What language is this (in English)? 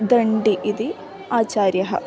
Sanskrit